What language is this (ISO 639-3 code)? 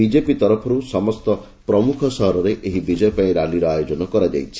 ori